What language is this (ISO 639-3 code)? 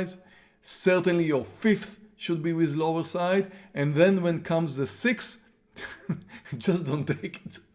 eng